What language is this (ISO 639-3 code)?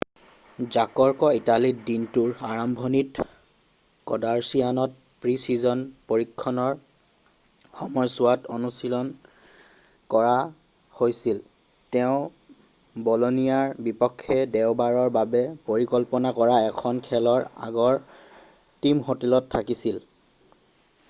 asm